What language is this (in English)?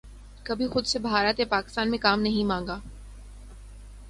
Urdu